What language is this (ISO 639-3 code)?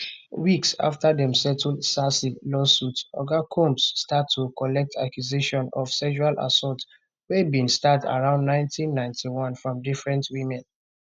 pcm